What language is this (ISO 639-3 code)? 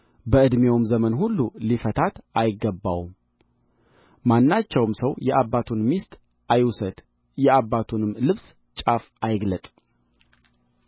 amh